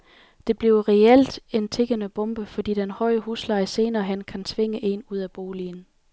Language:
Danish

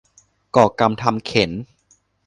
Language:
Thai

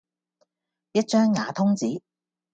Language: Cantonese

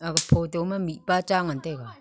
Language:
Wancho Naga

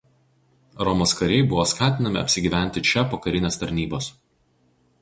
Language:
Lithuanian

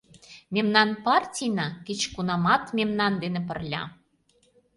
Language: Mari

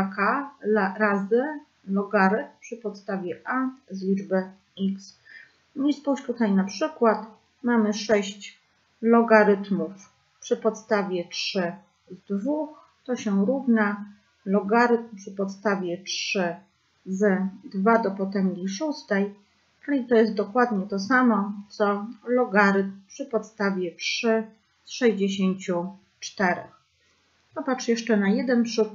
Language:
Polish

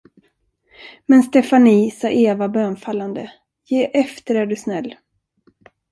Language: Swedish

